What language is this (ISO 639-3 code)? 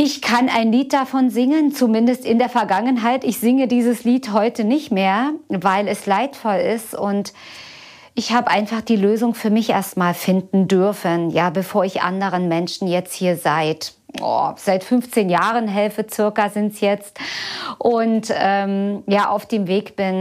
deu